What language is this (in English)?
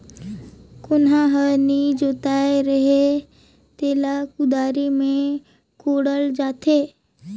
Chhattisgarhi